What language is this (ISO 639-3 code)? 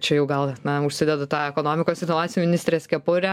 lit